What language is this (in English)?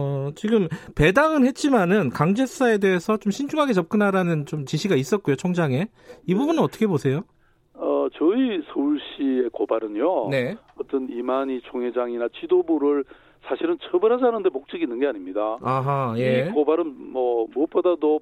Korean